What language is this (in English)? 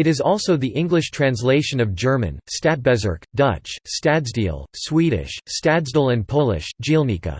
English